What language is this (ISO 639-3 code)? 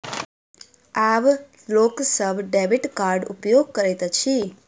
mai